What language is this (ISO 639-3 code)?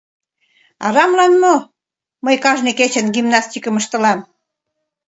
chm